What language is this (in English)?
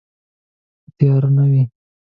Pashto